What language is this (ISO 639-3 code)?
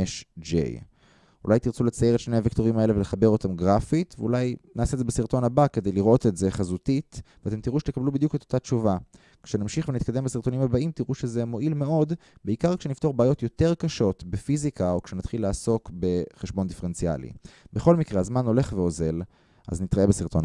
heb